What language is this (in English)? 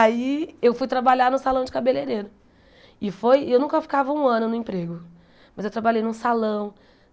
Portuguese